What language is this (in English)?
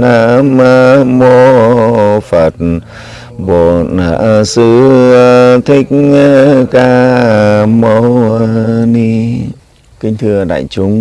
Vietnamese